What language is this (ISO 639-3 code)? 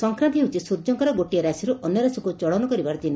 ori